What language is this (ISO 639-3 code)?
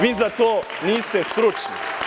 srp